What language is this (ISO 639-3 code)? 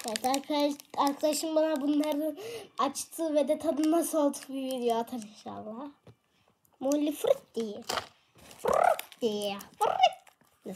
tur